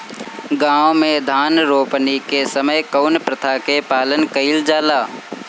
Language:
Bhojpuri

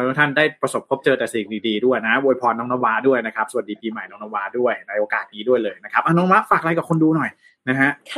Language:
Thai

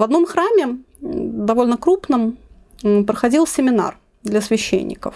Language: Russian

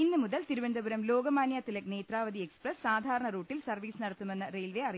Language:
Malayalam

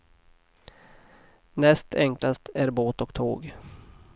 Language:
Swedish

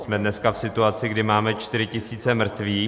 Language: Czech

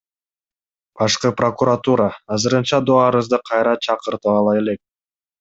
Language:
Kyrgyz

